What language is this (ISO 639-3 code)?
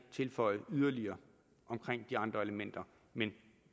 dan